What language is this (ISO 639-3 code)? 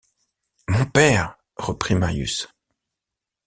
fra